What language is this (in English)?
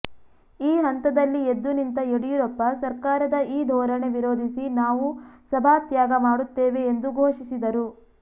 Kannada